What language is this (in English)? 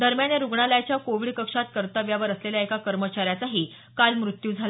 Marathi